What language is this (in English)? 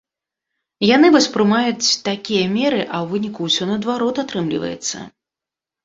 Belarusian